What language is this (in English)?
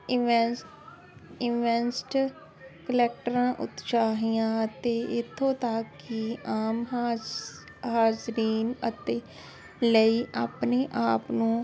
Punjabi